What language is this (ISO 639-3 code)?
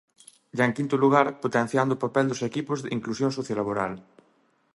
glg